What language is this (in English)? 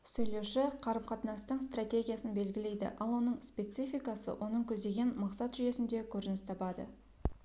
Kazakh